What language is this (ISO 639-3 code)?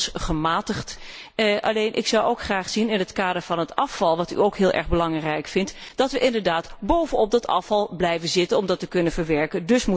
nld